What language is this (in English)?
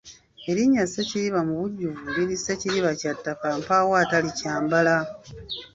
Ganda